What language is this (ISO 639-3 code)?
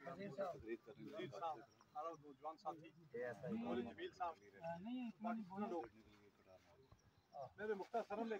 pan